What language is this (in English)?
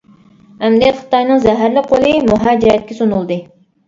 Uyghur